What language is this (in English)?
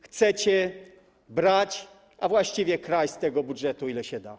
Polish